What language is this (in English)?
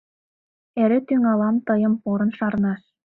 Mari